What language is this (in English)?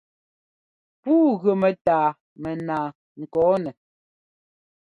Ngomba